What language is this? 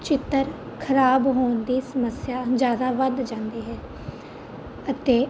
Punjabi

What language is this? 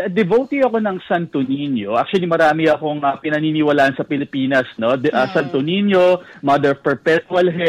Filipino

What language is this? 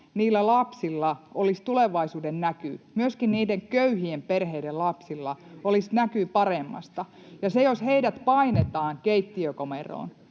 Finnish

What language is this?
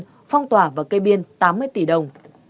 Vietnamese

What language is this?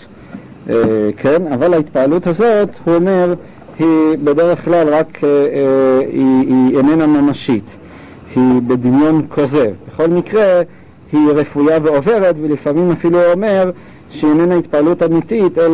Hebrew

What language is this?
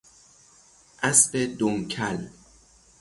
Persian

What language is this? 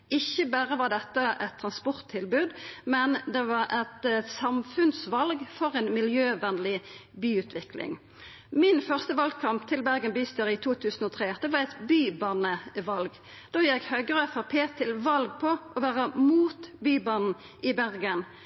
Norwegian Nynorsk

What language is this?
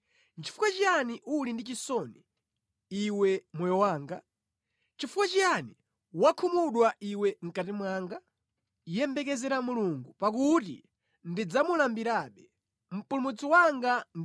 Nyanja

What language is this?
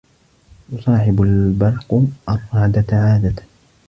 Arabic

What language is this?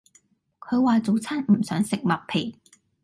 Cantonese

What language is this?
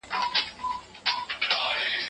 Pashto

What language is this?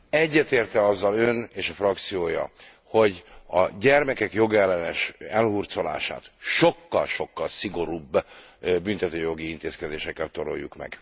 Hungarian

